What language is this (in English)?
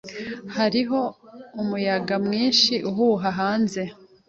Kinyarwanda